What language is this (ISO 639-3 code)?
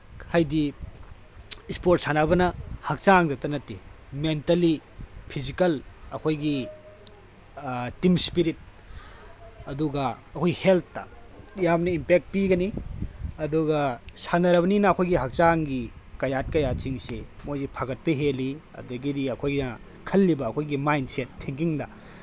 mni